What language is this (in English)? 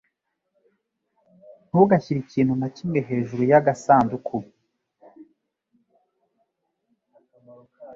Kinyarwanda